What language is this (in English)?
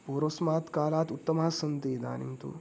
Sanskrit